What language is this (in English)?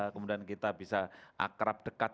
Indonesian